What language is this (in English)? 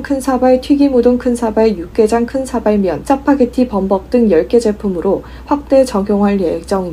Korean